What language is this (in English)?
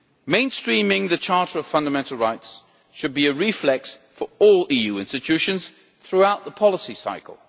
English